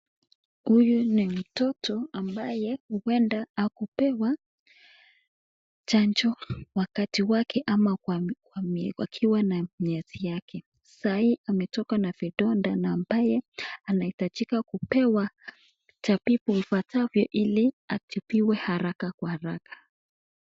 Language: Swahili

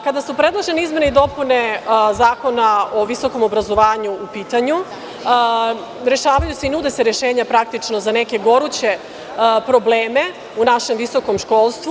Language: Serbian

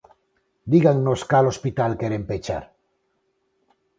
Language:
Galician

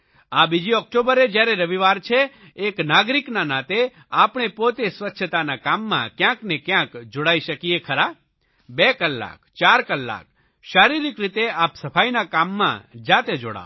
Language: Gujarati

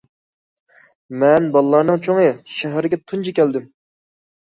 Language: Uyghur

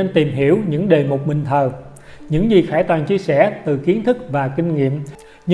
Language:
Vietnamese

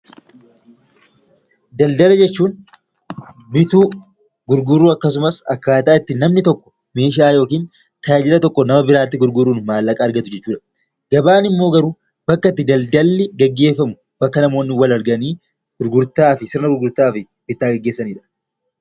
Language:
Oromo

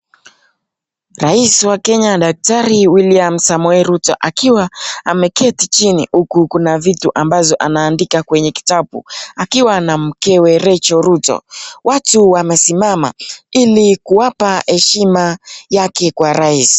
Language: Swahili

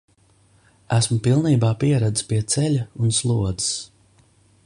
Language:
Latvian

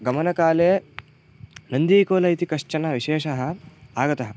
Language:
Sanskrit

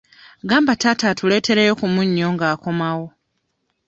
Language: Ganda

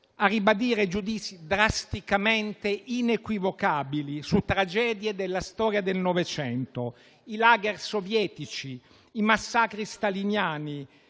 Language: Italian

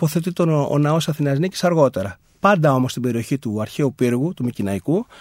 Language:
Greek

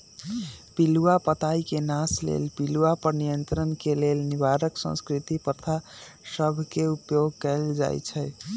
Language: Magahi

